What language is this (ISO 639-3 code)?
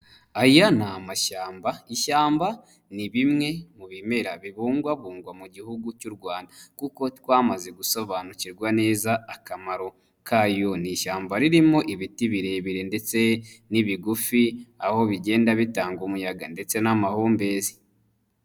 kin